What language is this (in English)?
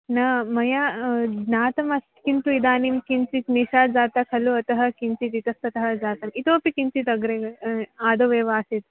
Sanskrit